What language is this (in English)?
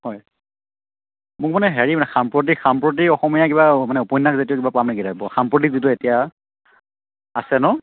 Assamese